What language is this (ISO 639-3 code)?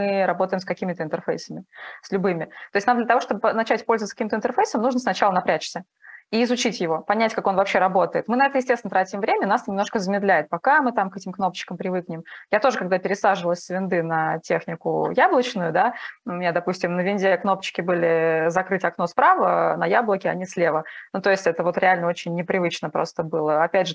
rus